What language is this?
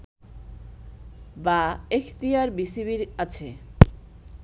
Bangla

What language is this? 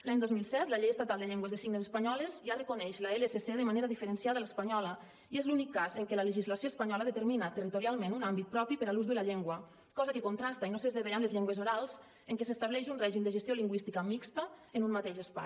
Catalan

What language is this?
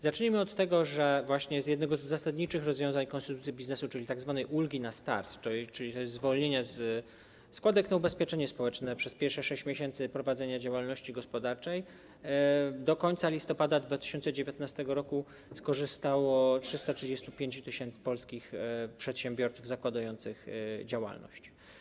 Polish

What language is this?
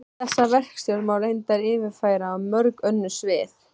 Icelandic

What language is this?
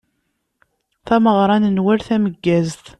Kabyle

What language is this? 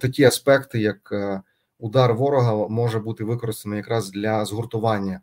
Ukrainian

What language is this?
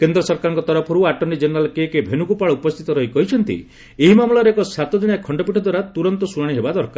Odia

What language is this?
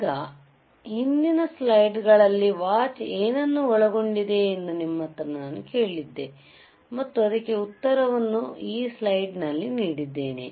Kannada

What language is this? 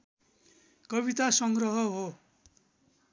Nepali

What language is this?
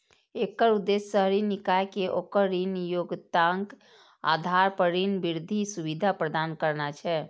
Maithili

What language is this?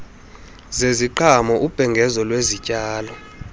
Xhosa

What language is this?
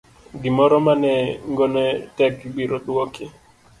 Luo (Kenya and Tanzania)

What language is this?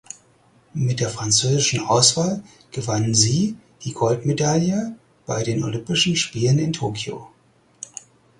German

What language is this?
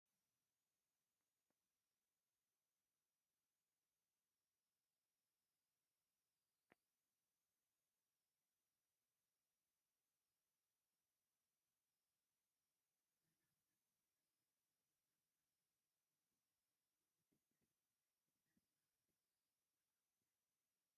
Tigrinya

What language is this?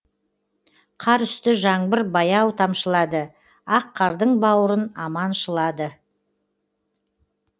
Kazakh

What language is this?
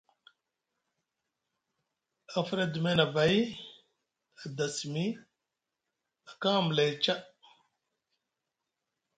Musgu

